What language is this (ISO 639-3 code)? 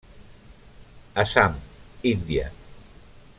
cat